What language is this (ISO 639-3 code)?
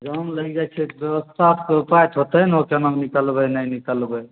mai